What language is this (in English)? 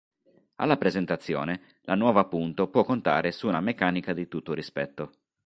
Italian